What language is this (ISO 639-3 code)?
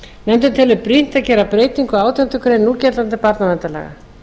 isl